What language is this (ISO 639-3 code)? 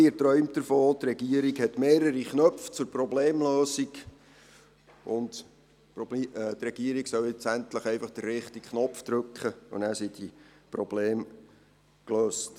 gsw